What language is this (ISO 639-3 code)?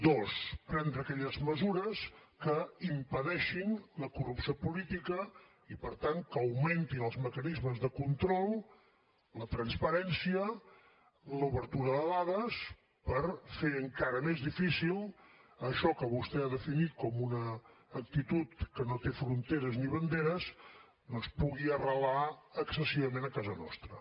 cat